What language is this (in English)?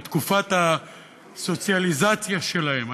Hebrew